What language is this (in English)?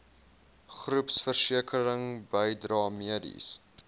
Afrikaans